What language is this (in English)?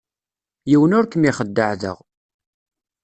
Kabyle